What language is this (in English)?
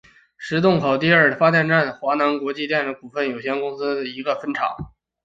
Chinese